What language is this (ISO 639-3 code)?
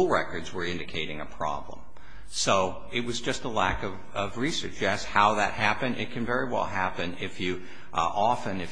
eng